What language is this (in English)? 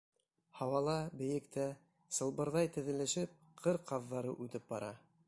Bashkir